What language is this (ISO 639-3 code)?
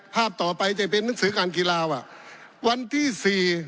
tha